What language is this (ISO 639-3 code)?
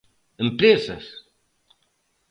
glg